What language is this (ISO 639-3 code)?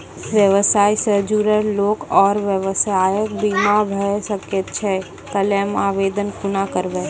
mai